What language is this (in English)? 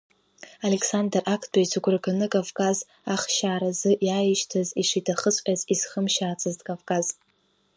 Abkhazian